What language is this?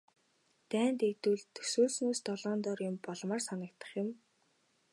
Mongolian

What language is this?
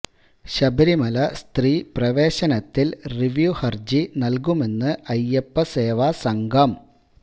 Malayalam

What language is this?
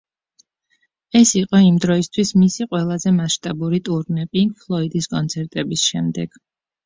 Georgian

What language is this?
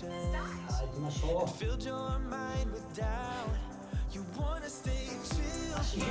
Japanese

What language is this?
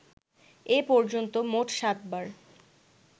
Bangla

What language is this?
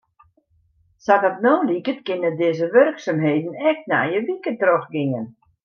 Western Frisian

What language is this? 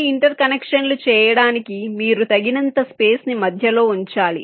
Telugu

